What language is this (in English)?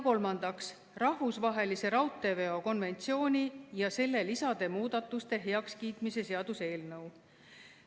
Estonian